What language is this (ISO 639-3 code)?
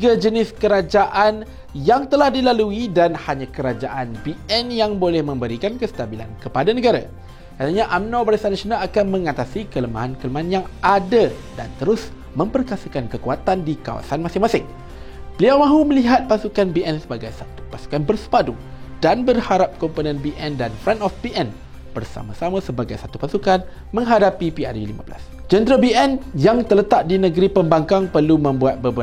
msa